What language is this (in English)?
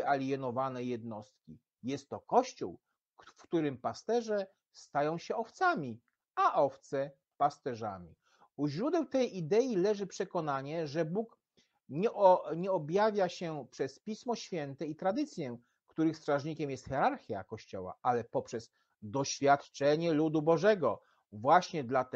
Polish